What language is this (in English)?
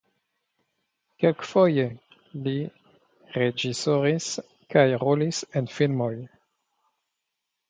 Esperanto